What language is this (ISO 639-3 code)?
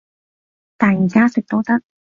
yue